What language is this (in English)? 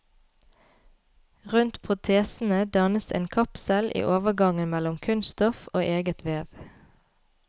Norwegian